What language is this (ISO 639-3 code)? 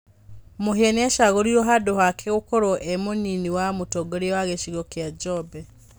kik